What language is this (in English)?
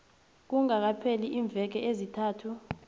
South Ndebele